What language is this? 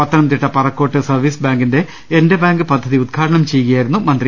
Malayalam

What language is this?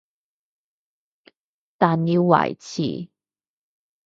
Cantonese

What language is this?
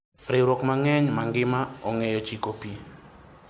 Luo (Kenya and Tanzania)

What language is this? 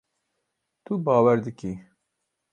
Kurdish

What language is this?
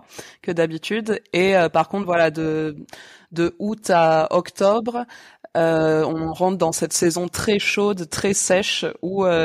French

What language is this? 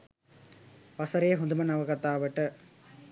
Sinhala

